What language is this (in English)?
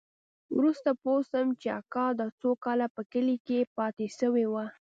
Pashto